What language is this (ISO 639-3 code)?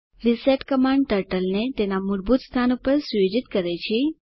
guj